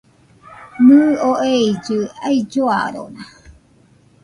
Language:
Nüpode Huitoto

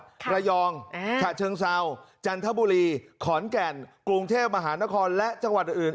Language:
Thai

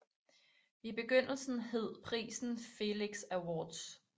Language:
Danish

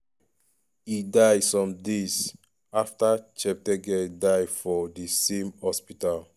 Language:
Nigerian Pidgin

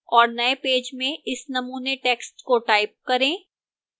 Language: Hindi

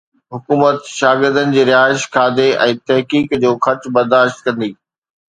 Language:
Sindhi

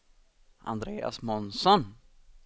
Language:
Swedish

